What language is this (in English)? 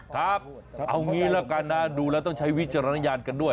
Thai